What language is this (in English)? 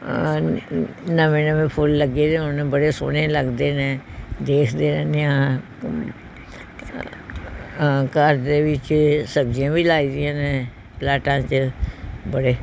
Punjabi